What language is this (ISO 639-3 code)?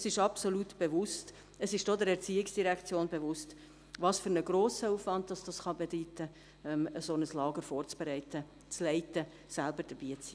gsw